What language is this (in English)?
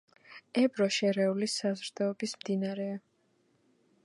Georgian